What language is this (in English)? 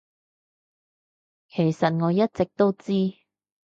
Cantonese